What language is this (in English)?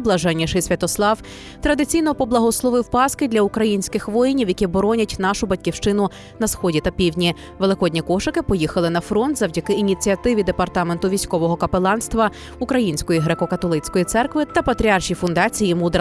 Ukrainian